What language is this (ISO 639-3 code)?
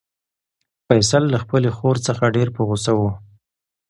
pus